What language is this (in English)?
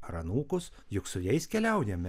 Lithuanian